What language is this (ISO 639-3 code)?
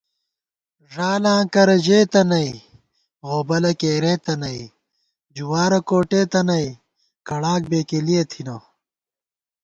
gwt